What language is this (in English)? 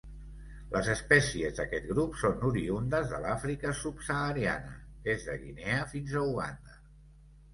Catalan